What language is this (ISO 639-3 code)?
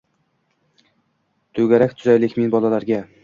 uzb